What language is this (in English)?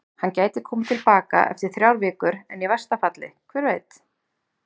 Icelandic